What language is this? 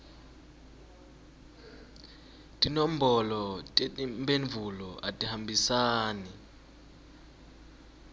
Swati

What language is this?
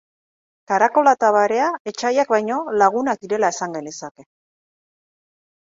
Basque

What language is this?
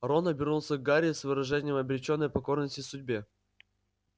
Russian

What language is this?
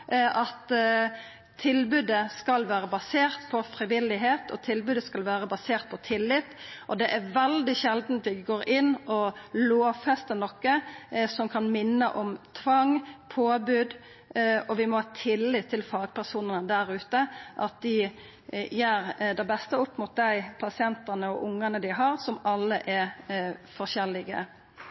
Norwegian Nynorsk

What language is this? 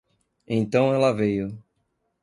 Portuguese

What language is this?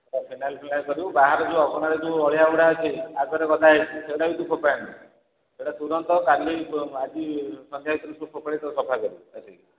Odia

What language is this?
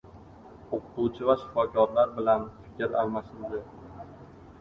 Uzbek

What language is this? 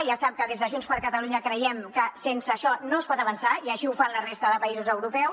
Catalan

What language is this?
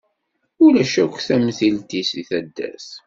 Kabyle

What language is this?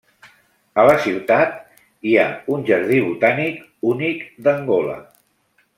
Catalan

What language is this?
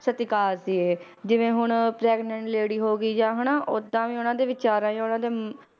Punjabi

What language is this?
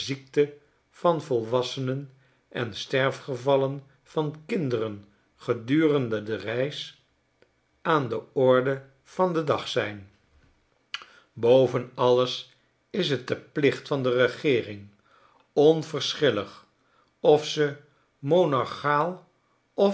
Dutch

